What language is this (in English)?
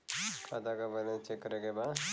Bhojpuri